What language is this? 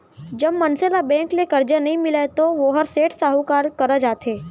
Chhattisgarhi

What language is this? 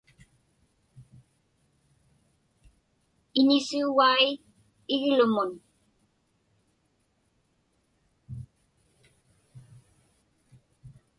Inupiaq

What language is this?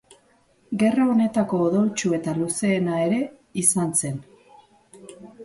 Basque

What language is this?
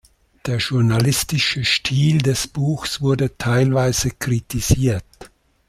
German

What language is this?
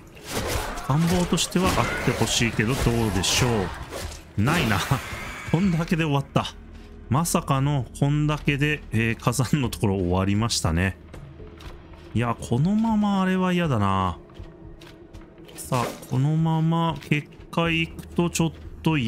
Japanese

